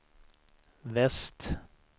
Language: Swedish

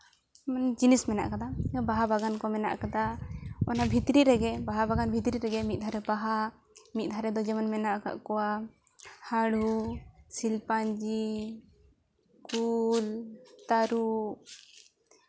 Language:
Santali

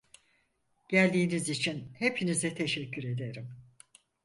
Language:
Turkish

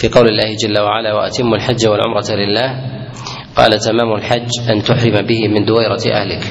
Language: Arabic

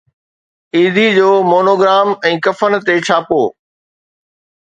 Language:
Sindhi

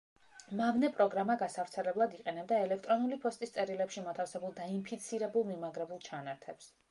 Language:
Georgian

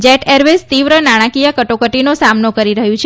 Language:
Gujarati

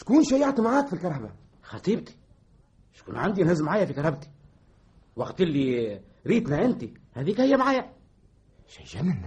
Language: Arabic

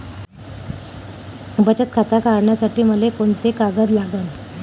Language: Marathi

